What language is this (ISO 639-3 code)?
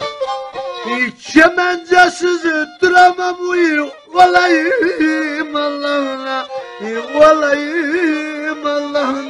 tur